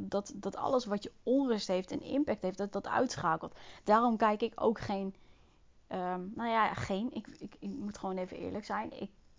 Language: Dutch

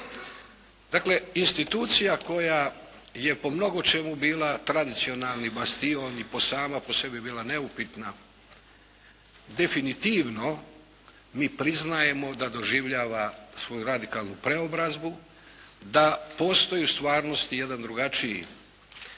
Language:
Croatian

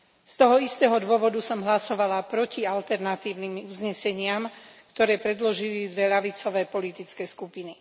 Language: Slovak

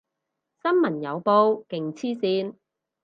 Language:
Cantonese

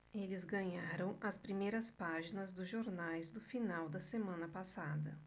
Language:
Portuguese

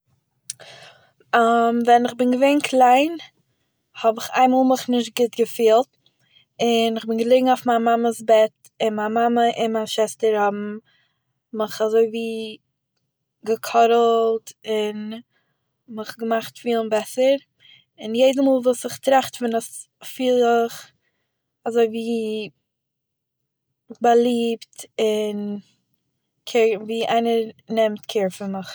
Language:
Yiddish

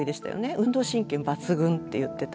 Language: Japanese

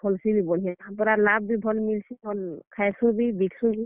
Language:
Odia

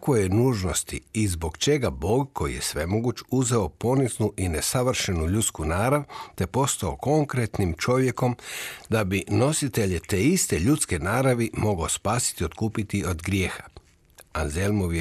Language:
Croatian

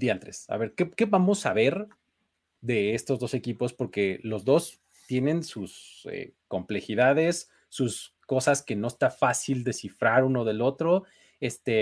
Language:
Spanish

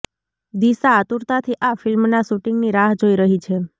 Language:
Gujarati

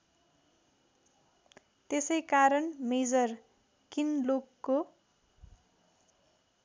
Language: Nepali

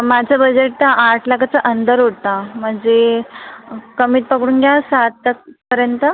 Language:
Marathi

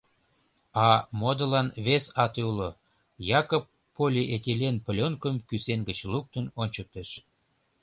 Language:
Mari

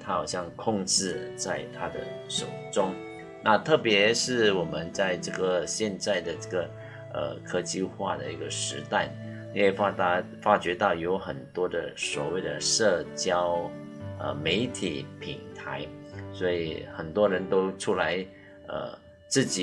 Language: Chinese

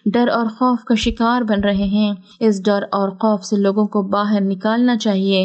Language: Urdu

